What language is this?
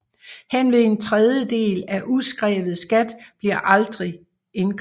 Danish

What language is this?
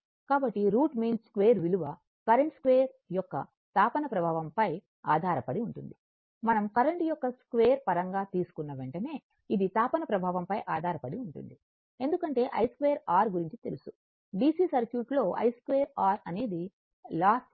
Telugu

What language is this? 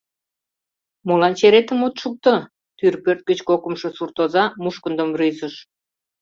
Mari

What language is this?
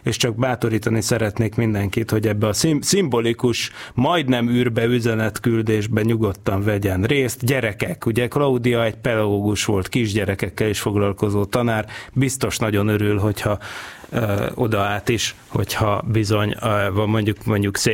Hungarian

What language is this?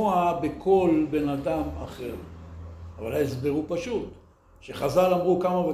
Hebrew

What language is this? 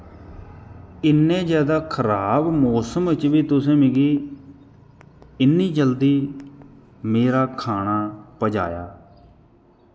Dogri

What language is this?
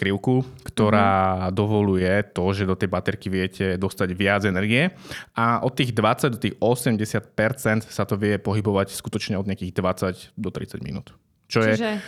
Slovak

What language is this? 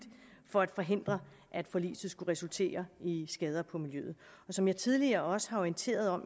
Danish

